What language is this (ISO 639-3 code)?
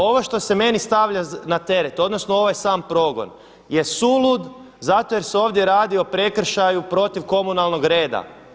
hrv